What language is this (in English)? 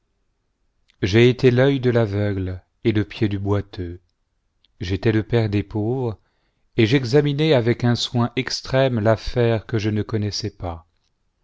French